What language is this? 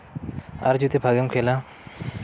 Santali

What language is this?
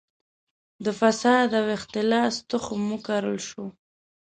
Pashto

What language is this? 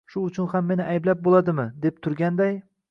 Uzbek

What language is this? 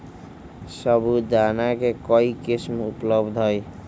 Magahi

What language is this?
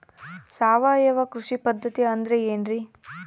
Kannada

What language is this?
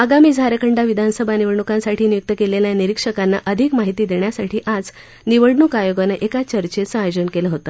Marathi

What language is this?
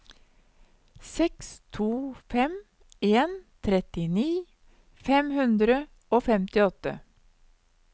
Norwegian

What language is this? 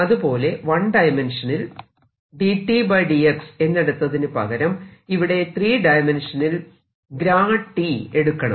Malayalam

